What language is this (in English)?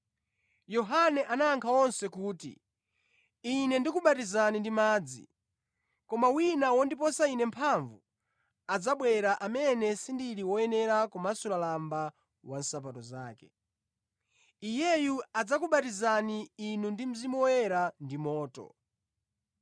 Nyanja